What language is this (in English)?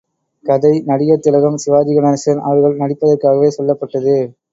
Tamil